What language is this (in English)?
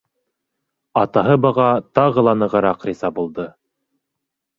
Bashkir